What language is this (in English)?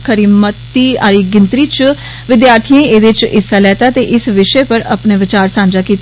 Dogri